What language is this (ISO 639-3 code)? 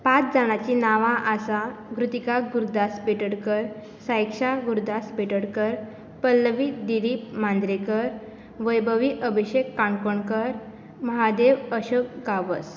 kok